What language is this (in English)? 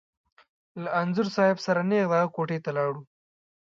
Pashto